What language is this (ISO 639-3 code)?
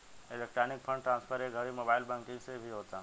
bho